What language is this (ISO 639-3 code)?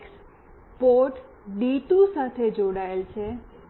guj